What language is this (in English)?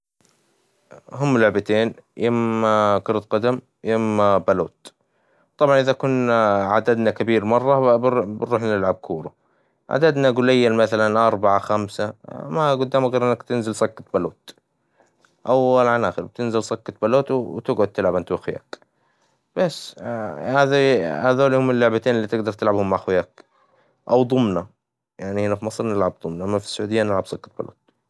Hijazi Arabic